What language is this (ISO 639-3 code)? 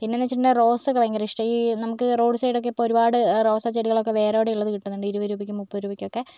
mal